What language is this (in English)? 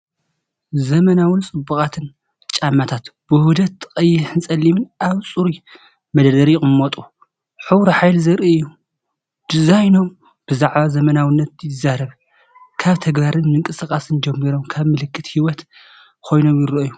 Tigrinya